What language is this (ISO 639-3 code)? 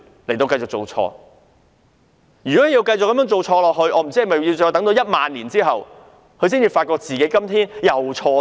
yue